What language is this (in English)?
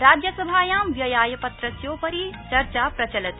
Sanskrit